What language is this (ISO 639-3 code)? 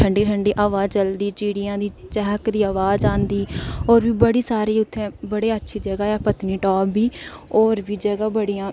doi